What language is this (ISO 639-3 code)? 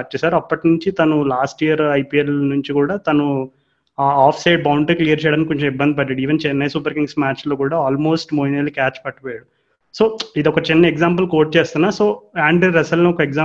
tel